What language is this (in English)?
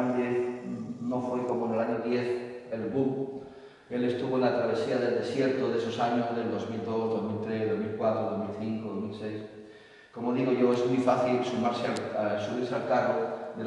Spanish